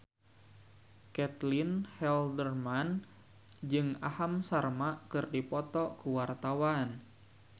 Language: Sundanese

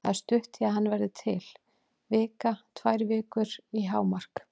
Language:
Icelandic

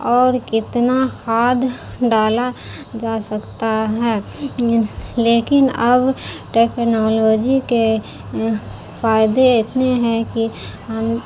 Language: Urdu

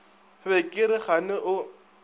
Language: Northern Sotho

